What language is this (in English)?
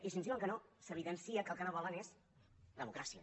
Catalan